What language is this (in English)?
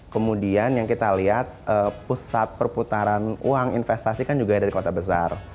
Indonesian